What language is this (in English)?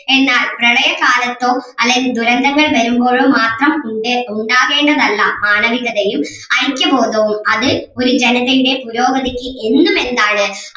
Malayalam